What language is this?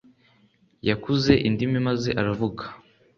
Kinyarwanda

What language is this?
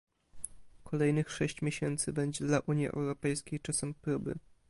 Polish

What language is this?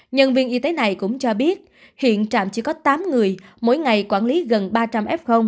Vietnamese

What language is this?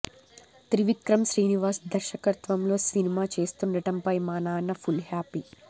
Telugu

